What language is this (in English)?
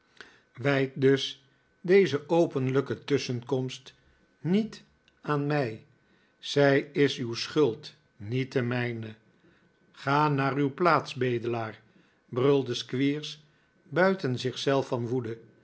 Dutch